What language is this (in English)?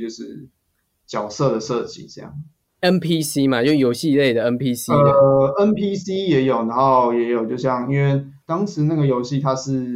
Chinese